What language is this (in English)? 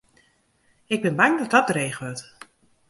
Western Frisian